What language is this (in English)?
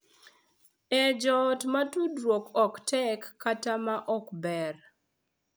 Luo (Kenya and Tanzania)